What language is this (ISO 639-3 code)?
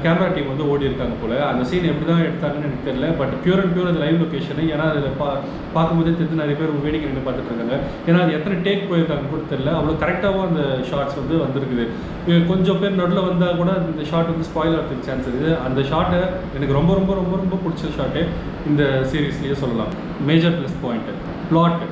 hin